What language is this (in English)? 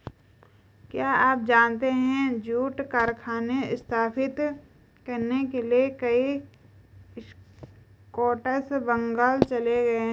Hindi